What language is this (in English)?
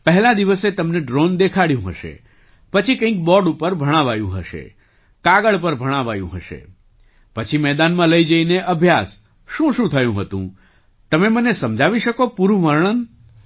Gujarati